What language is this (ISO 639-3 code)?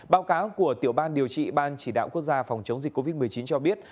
vie